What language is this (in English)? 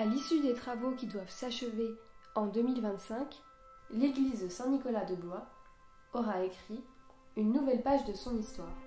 French